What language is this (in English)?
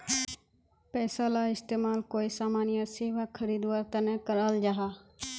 Magahi